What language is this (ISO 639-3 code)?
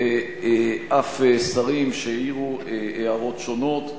heb